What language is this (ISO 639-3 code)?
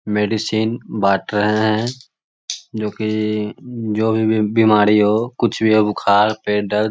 mag